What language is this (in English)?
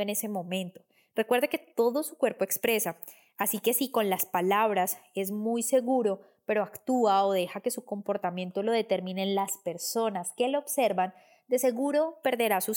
Spanish